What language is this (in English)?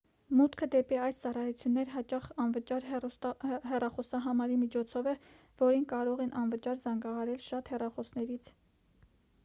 Armenian